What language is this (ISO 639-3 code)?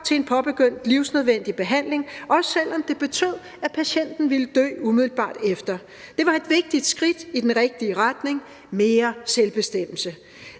dan